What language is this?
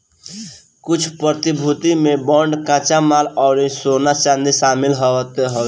Bhojpuri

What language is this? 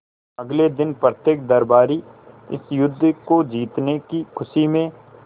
Hindi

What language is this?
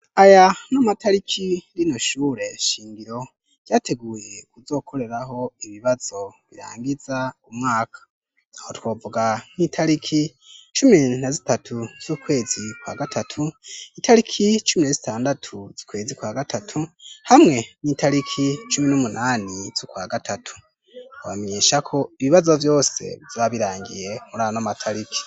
Rundi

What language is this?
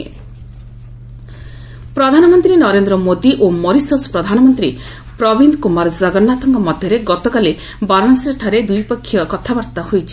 Odia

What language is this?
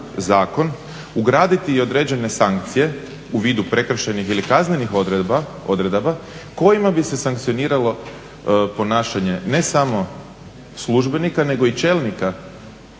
Croatian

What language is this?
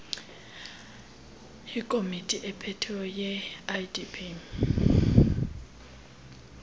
Xhosa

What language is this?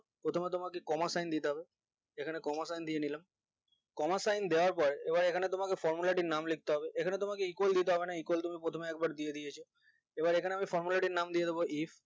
Bangla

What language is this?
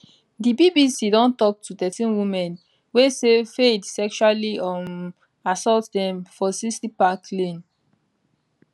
Nigerian Pidgin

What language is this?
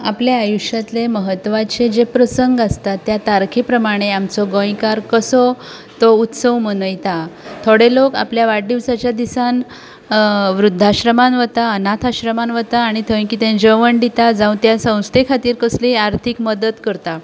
Konkani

